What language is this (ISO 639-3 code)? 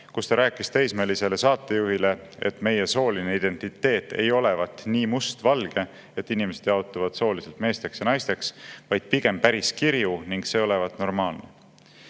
est